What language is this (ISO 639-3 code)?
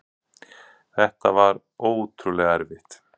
isl